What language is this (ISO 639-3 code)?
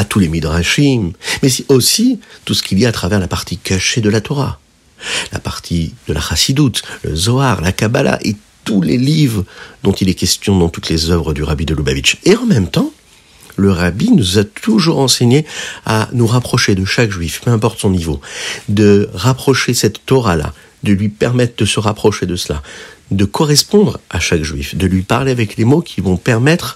fra